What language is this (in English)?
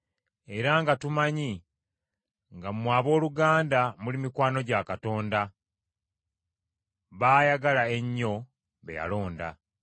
Ganda